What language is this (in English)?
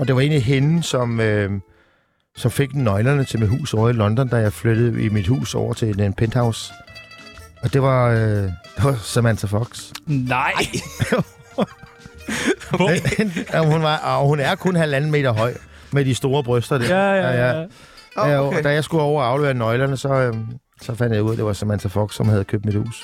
Danish